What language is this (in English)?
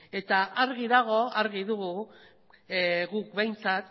Basque